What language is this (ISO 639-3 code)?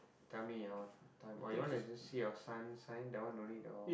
eng